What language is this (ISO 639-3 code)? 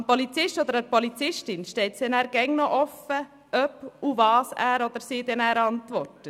gsw